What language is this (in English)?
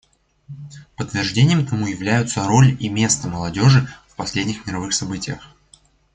Russian